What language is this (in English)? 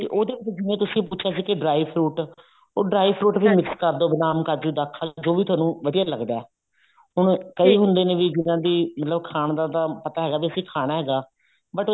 Punjabi